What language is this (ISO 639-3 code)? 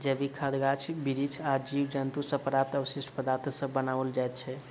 mai